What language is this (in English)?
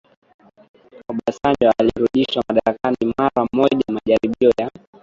Swahili